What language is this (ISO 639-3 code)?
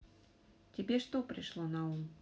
rus